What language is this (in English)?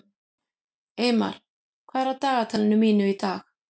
Icelandic